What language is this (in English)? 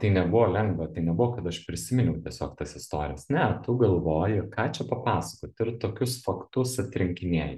Lithuanian